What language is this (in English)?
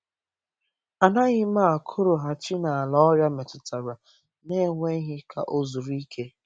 Igbo